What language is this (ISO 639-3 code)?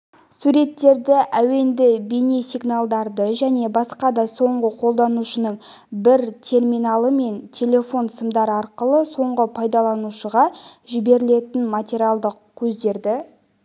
kaz